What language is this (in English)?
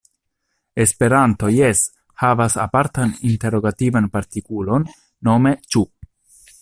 Esperanto